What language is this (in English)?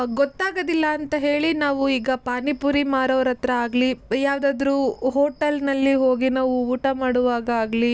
Kannada